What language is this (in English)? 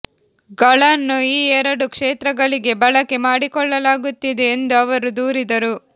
Kannada